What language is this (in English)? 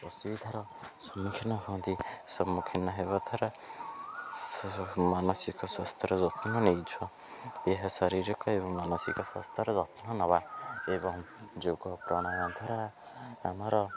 Odia